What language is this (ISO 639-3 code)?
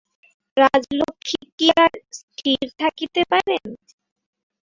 ben